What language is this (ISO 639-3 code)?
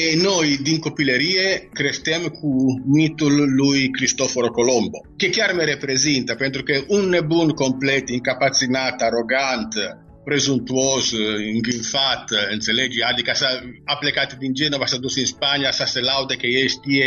ron